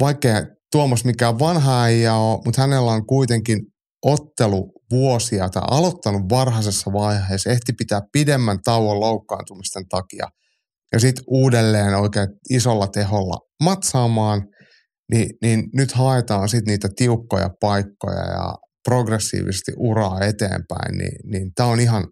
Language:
Finnish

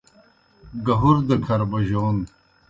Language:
Kohistani Shina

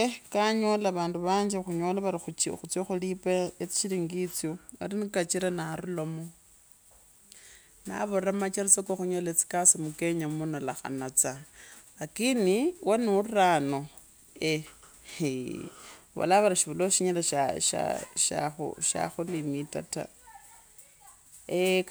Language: Kabras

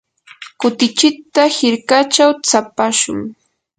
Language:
Yanahuanca Pasco Quechua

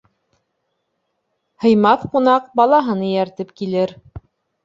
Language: Bashkir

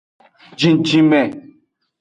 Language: Aja (Benin)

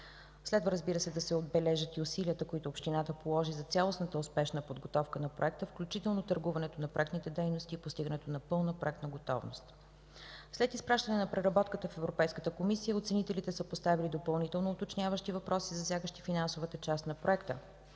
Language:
Bulgarian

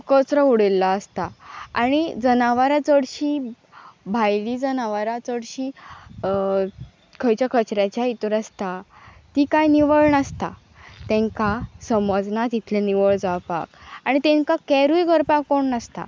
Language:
Konkani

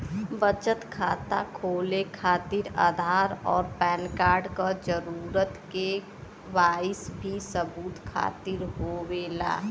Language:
Bhojpuri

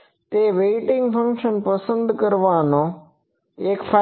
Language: Gujarati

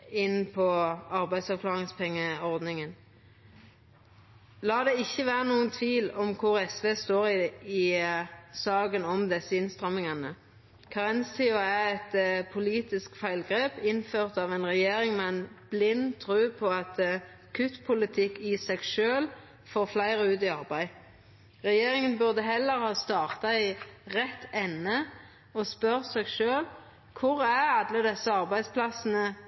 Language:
Norwegian Nynorsk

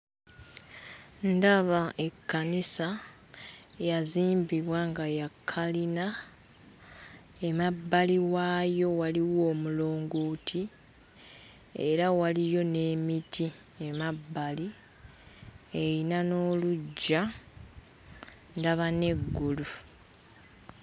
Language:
Ganda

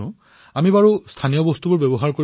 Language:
Assamese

